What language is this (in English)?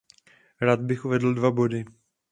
Czech